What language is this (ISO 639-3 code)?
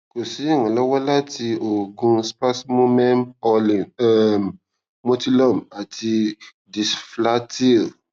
yor